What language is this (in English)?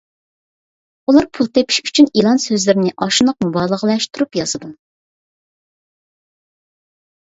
Uyghur